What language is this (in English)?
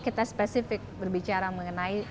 Indonesian